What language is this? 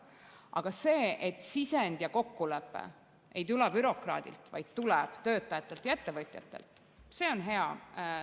Estonian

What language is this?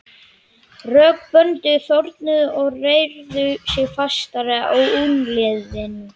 Icelandic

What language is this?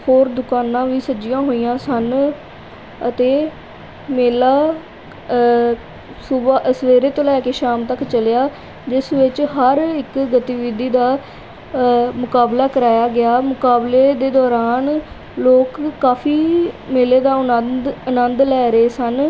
Punjabi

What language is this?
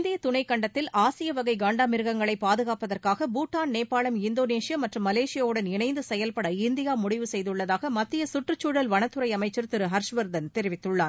Tamil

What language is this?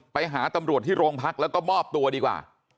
Thai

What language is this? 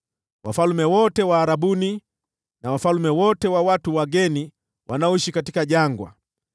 Swahili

